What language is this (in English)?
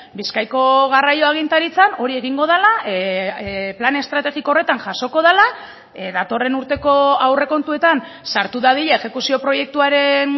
Basque